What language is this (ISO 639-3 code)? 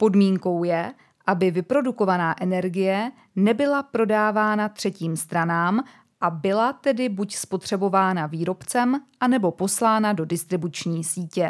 ces